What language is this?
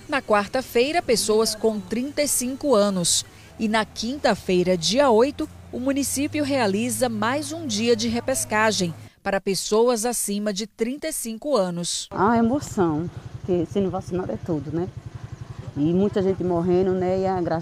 Portuguese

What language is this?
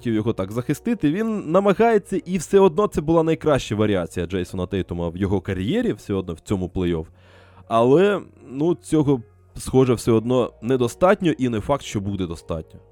Ukrainian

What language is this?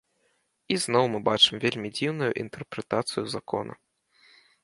Belarusian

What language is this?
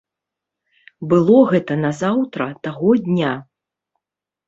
Belarusian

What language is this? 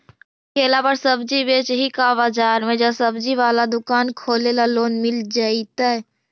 Magahi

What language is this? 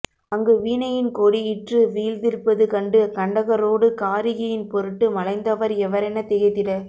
Tamil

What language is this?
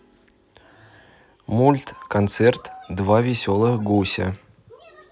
Russian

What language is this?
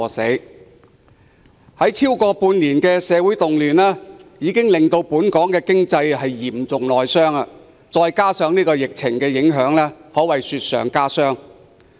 Cantonese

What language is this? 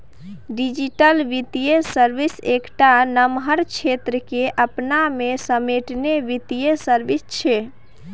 Maithili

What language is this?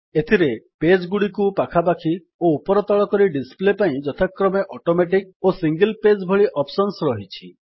Odia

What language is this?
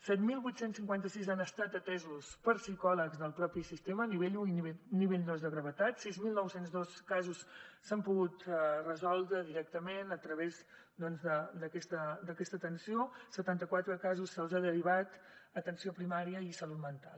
Catalan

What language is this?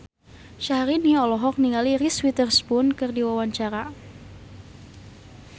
Sundanese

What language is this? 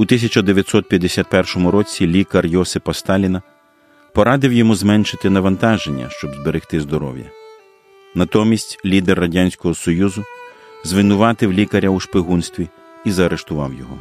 Ukrainian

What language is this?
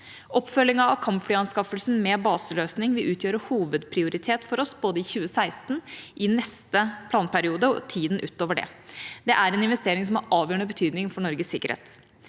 Norwegian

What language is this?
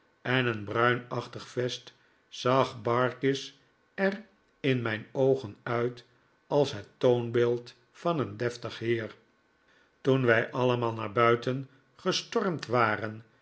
Dutch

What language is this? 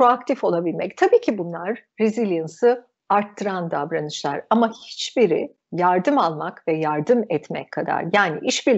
Turkish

